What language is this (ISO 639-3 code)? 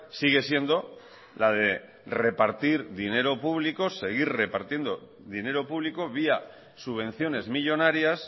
spa